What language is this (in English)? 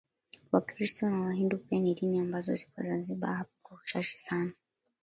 Swahili